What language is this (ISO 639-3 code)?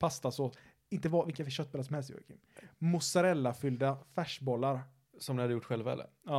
swe